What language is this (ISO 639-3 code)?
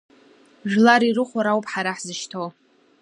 abk